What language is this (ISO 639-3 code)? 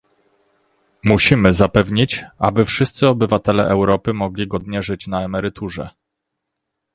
pol